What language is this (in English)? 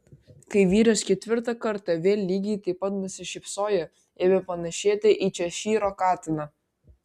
Lithuanian